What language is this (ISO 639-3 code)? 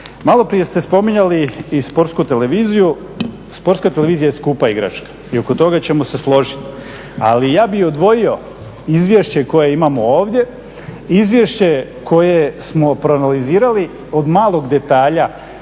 hrv